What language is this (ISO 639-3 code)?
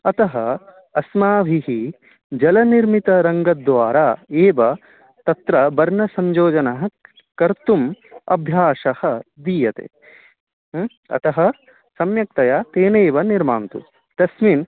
san